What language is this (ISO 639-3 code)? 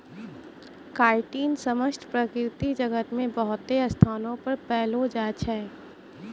mai